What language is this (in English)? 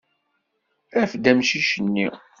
Kabyle